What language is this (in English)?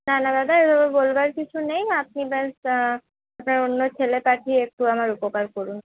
Bangla